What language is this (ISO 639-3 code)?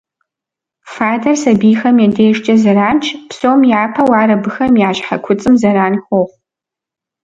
kbd